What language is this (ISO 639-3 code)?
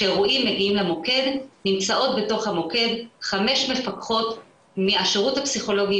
heb